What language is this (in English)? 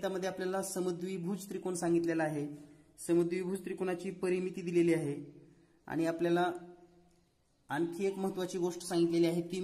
Hindi